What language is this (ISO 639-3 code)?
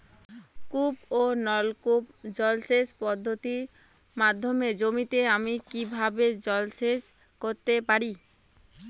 ben